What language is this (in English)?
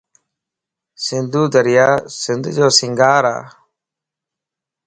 Lasi